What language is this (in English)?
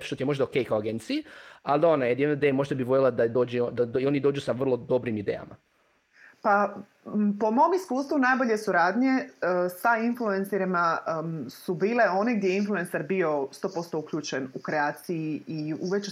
Croatian